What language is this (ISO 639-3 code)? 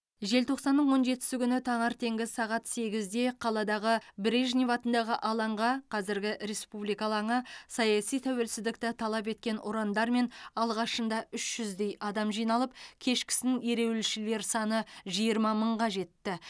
kaz